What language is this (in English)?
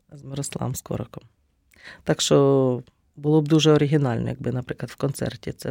Ukrainian